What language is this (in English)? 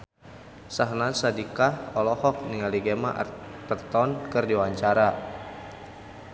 Sundanese